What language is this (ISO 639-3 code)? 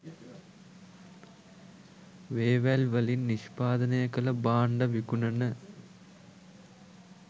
sin